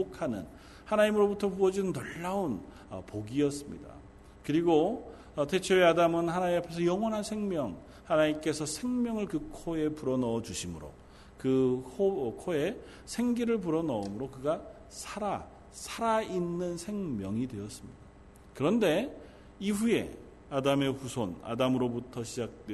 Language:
Korean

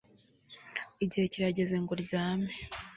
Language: Kinyarwanda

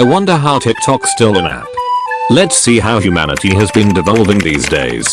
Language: English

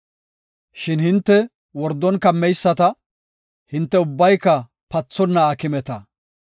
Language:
Gofa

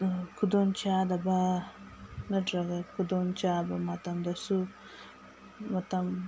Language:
Manipuri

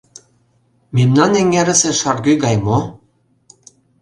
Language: Mari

